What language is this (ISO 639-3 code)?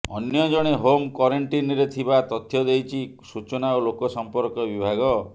ori